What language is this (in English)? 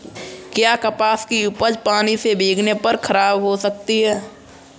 Hindi